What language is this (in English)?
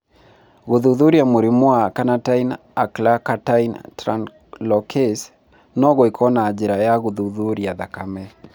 Kikuyu